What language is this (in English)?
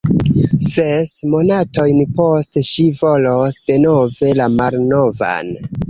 Esperanto